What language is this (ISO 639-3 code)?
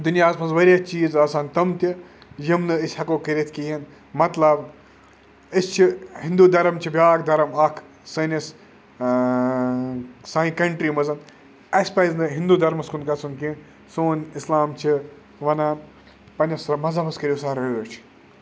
kas